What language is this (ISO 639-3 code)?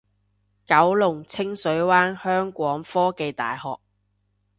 yue